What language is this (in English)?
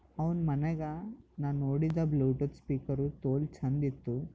Kannada